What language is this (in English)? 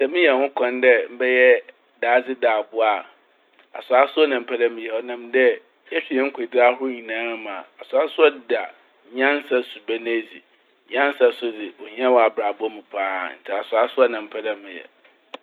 Akan